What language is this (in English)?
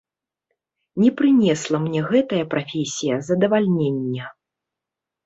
Belarusian